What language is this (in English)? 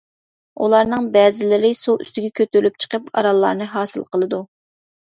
Uyghur